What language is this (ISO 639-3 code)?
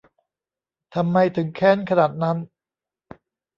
tha